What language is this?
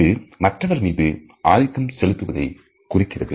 Tamil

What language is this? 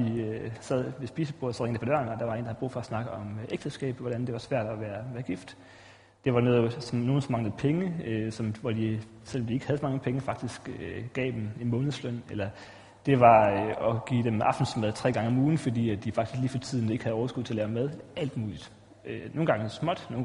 Danish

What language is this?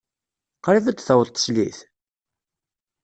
Kabyle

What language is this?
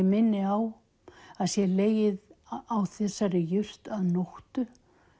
Icelandic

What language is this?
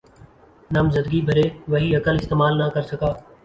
Urdu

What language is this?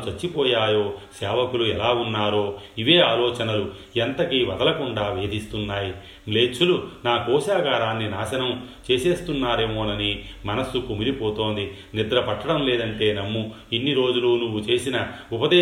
Telugu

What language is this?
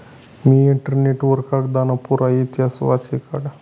Marathi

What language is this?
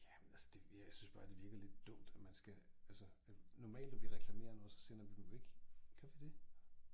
Danish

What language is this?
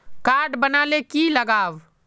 Magahi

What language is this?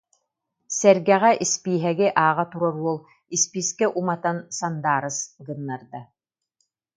Yakut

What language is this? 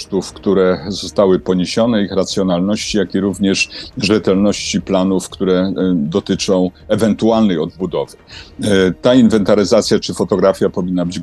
Polish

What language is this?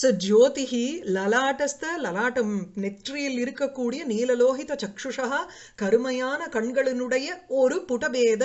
Sanskrit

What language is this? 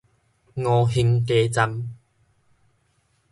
Min Nan Chinese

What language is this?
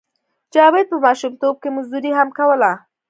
Pashto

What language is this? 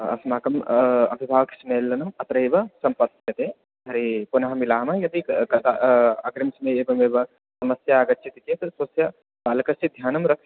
Sanskrit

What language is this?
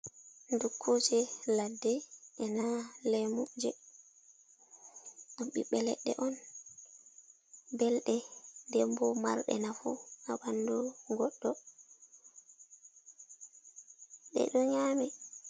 Fula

